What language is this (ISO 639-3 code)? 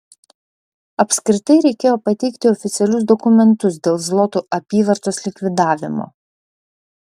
lit